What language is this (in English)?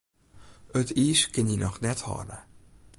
Western Frisian